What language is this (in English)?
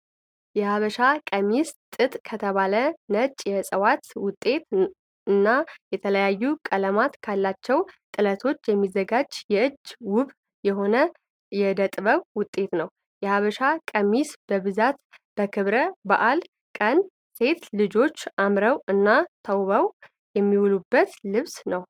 Amharic